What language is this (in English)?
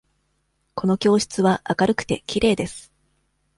Japanese